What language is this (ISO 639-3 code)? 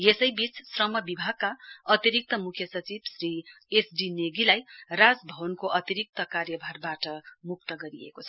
nep